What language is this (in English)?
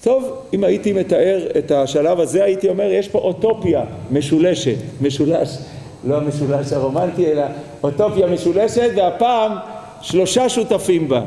Hebrew